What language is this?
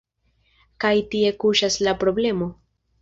Esperanto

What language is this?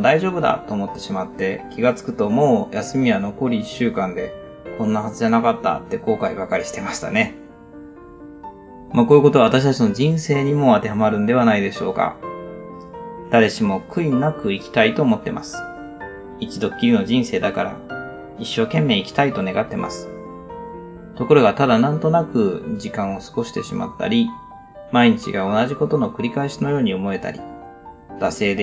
Japanese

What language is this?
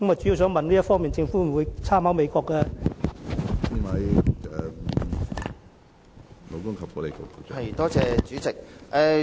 Cantonese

